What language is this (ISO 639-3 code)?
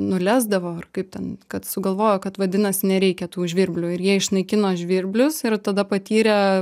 lit